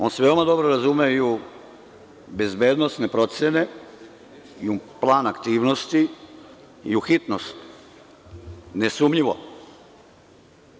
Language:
Serbian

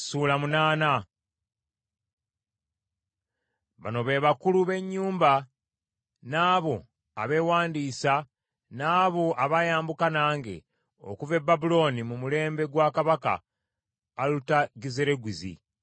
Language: Ganda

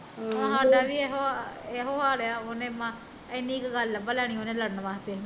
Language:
Punjabi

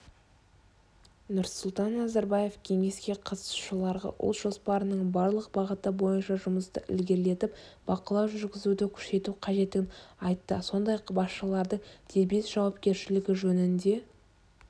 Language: Kazakh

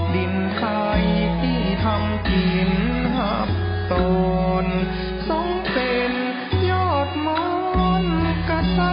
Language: Thai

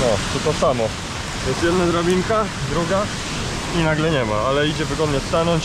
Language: Polish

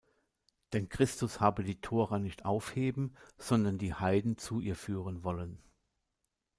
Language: German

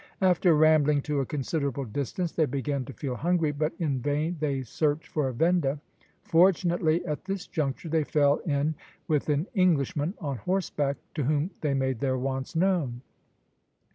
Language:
English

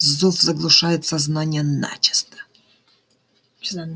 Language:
Russian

